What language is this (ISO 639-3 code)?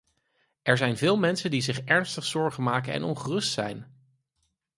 nld